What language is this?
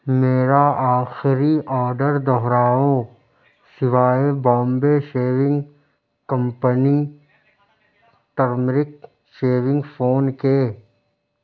Urdu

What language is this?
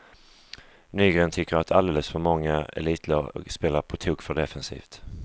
Swedish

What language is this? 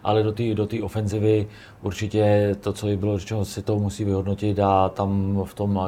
Czech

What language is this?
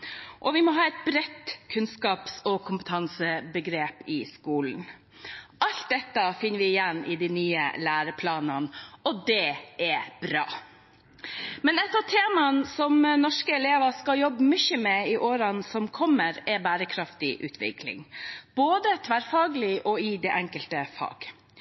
Norwegian Bokmål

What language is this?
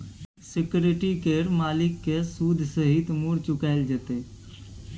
Maithili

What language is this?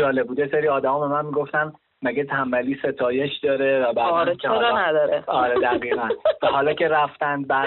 Persian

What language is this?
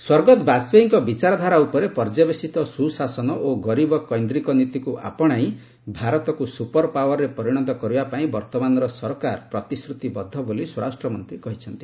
Odia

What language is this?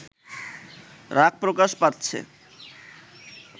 Bangla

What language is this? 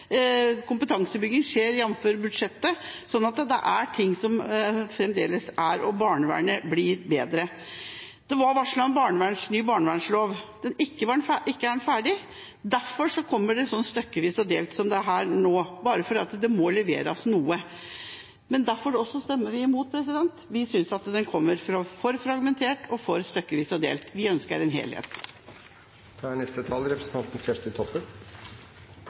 Norwegian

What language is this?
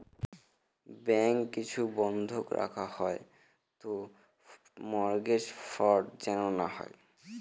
Bangla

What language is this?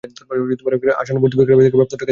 Bangla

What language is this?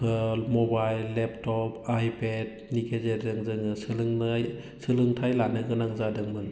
Bodo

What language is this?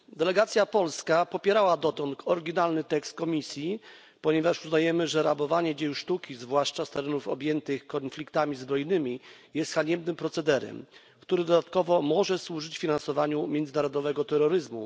Polish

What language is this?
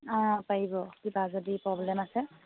Assamese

